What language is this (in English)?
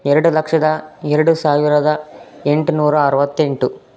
Kannada